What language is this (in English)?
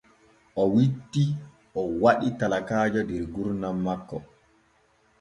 Borgu Fulfulde